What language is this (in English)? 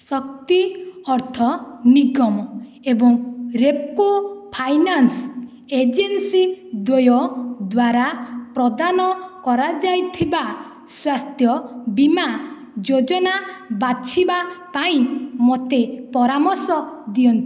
Odia